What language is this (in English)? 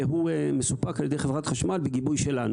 Hebrew